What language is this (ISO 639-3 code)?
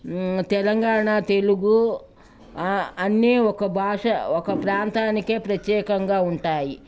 tel